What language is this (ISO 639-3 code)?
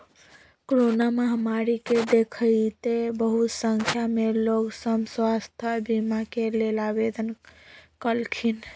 mag